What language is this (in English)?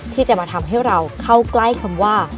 Thai